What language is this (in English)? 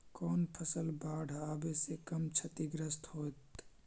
Magahi